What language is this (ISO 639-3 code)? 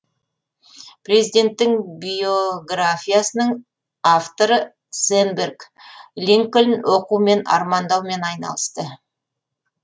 kaz